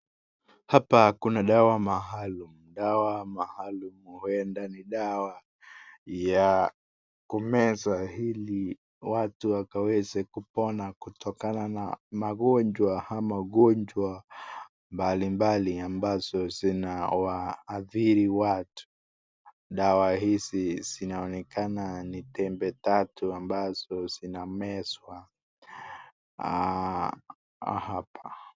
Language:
Swahili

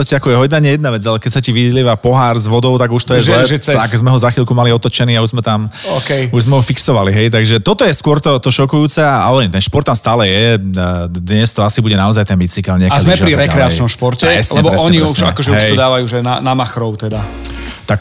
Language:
Slovak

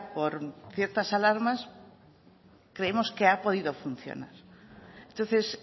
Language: Spanish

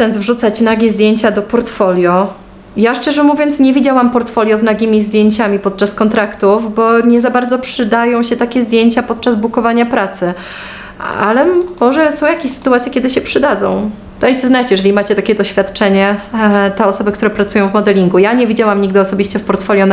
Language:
Polish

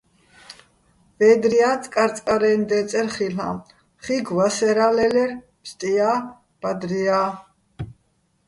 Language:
Bats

